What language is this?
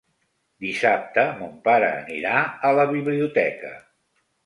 Catalan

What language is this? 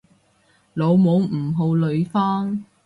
Cantonese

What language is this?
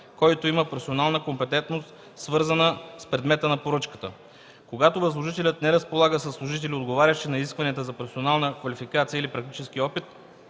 Bulgarian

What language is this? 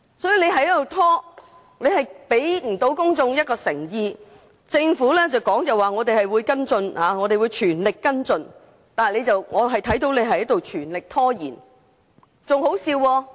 Cantonese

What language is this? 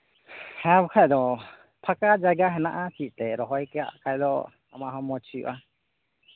Santali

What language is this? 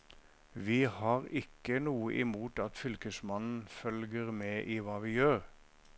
Norwegian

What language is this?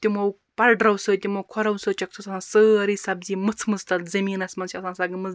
Kashmiri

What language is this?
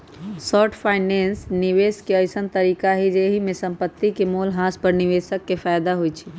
Magahi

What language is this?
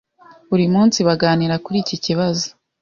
Kinyarwanda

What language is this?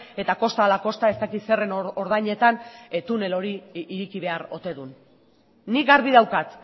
Basque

